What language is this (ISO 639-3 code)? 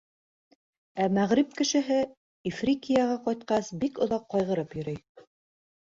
bak